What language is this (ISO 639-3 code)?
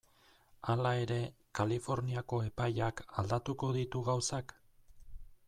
eus